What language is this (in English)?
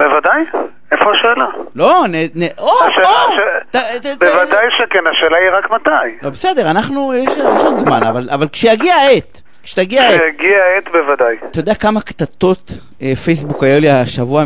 Hebrew